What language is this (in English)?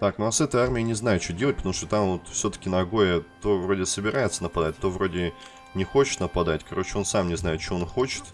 Russian